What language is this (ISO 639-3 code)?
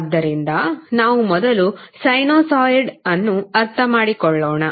kan